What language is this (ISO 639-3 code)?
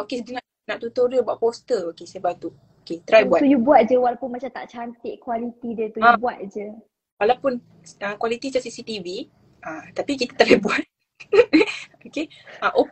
msa